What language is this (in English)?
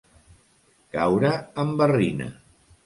Catalan